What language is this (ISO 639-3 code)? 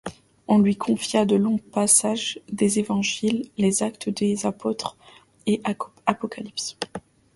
fra